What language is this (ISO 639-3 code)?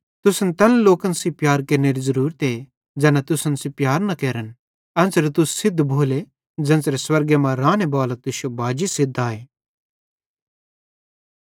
bhd